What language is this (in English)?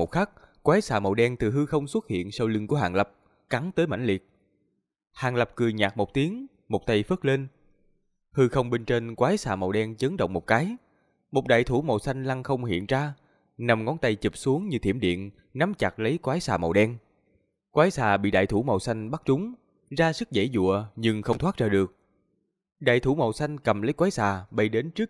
Vietnamese